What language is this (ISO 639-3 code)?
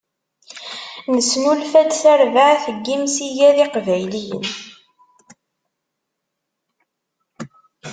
kab